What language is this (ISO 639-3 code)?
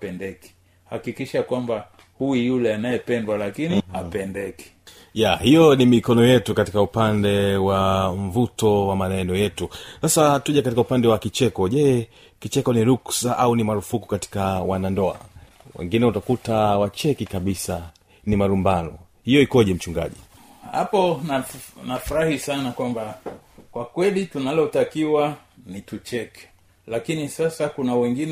swa